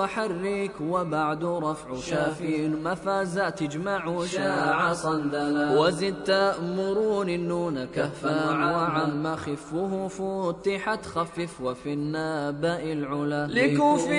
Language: Arabic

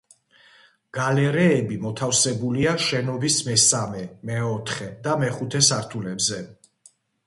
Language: Georgian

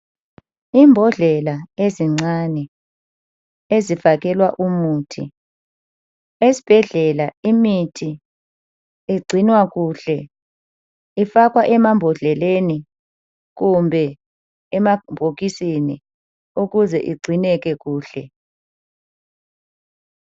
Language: North Ndebele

